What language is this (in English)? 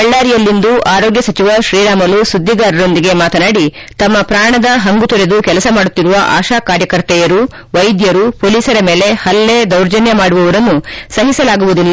Kannada